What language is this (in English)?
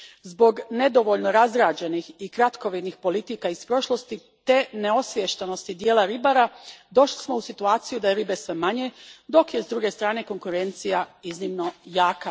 Croatian